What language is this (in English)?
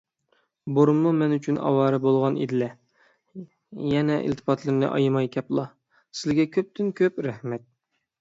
Uyghur